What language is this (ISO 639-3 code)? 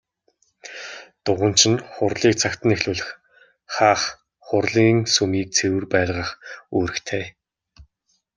mon